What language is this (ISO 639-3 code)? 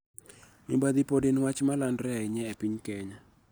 luo